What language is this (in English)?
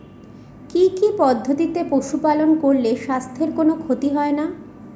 Bangla